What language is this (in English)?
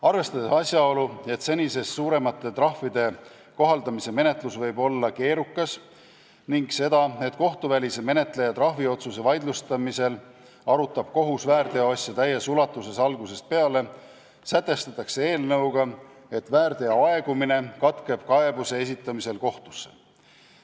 Estonian